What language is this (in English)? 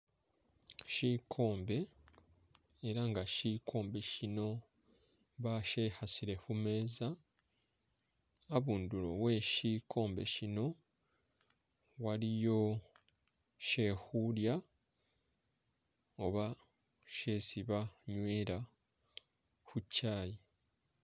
Masaaba